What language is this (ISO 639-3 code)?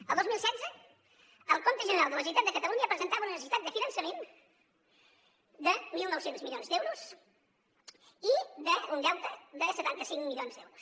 cat